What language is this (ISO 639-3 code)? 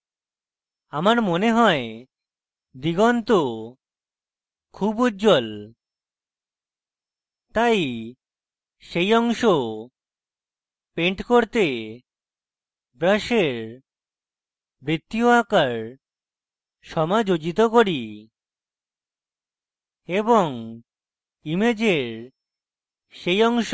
ben